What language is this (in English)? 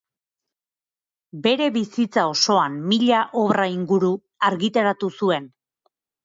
Basque